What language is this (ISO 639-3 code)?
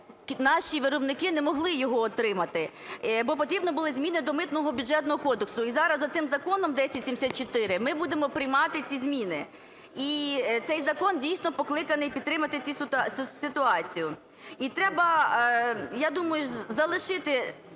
ukr